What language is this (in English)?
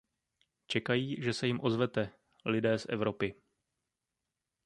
Czech